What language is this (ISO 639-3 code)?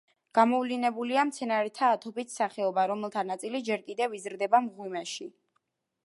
kat